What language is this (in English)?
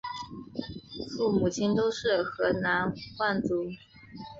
Chinese